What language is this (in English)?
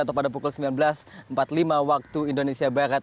Indonesian